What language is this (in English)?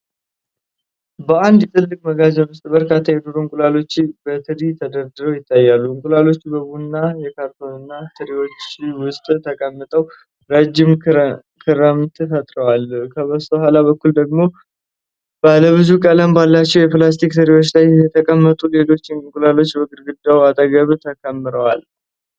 Amharic